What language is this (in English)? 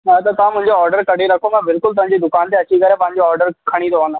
Sindhi